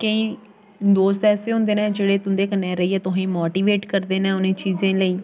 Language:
Dogri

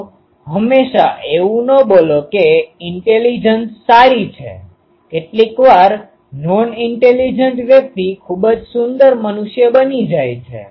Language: Gujarati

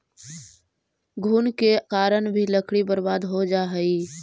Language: Magahi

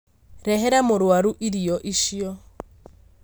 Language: Kikuyu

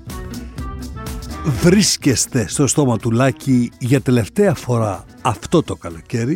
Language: Greek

